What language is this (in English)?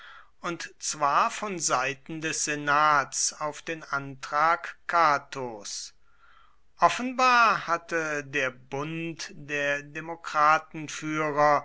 German